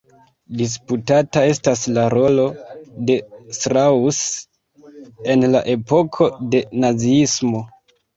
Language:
Esperanto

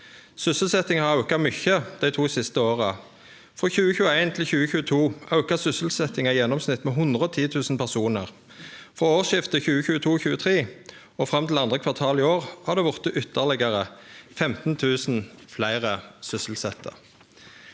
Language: Norwegian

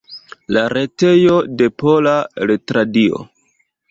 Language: Esperanto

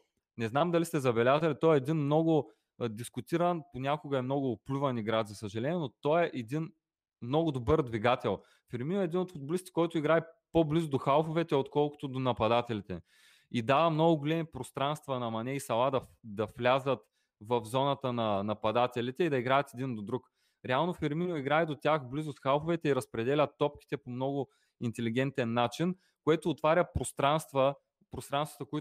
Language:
Bulgarian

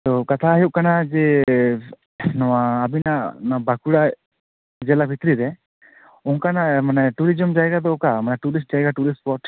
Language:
Santali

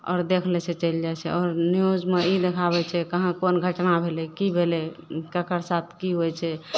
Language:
Maithili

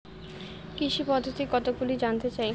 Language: Bangla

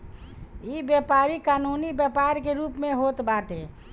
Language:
Bhojpuri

